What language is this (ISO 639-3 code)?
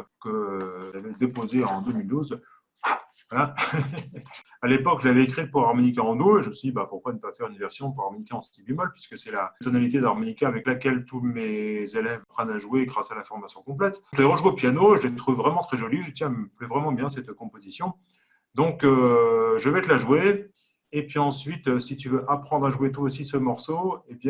fra